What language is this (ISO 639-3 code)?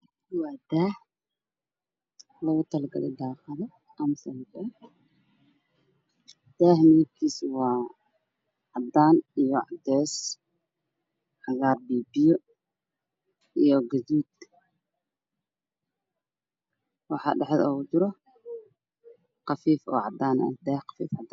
som